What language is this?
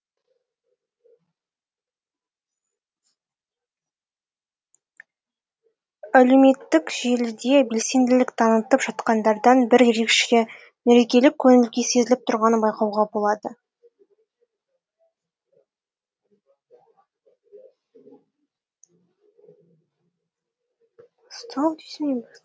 Kazakh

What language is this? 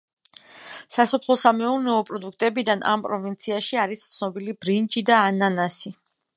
Georgian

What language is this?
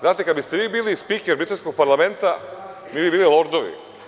Serbian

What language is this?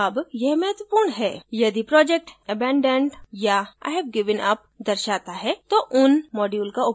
Hindi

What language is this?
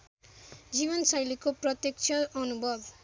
Nepali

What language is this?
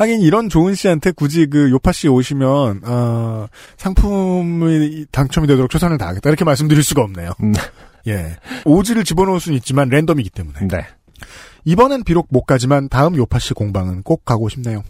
Korean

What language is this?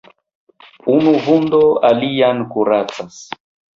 Esperanto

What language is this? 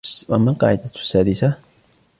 Arabic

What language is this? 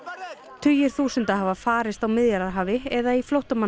Icelandic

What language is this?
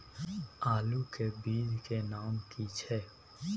Maithili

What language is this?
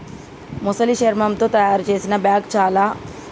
Telugu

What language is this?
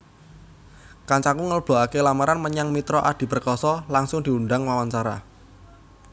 Javanese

